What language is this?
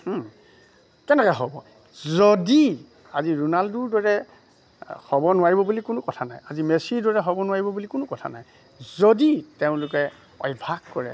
Assamese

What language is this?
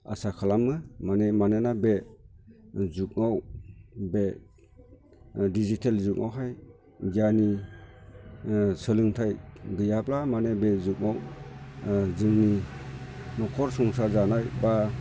Bodo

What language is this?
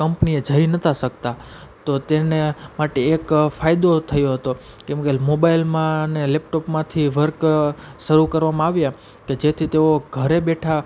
Gujarati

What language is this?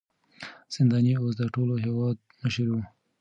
Pashto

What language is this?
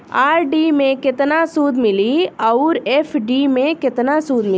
Bhojpuri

